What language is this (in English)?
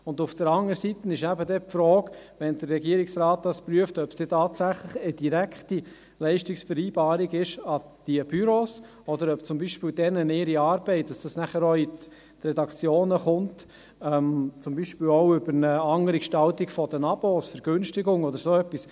Swiss German